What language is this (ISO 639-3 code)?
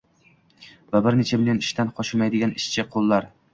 uzb